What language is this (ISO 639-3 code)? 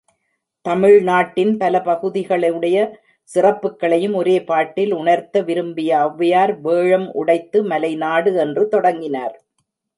tam